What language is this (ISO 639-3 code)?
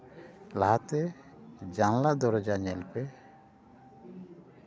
sat